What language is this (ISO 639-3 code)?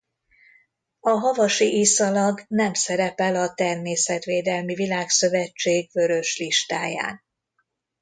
hun